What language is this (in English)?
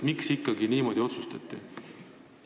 Estonian